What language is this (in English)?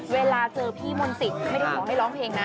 Thai